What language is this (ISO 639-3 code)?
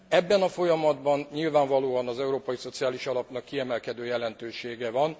hun